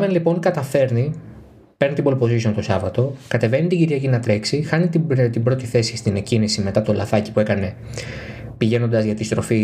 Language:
Greek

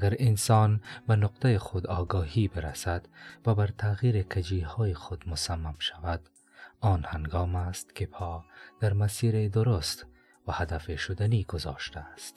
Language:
Persian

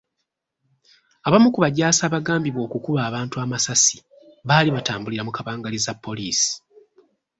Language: Ganda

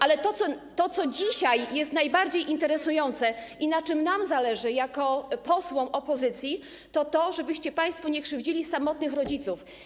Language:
Polish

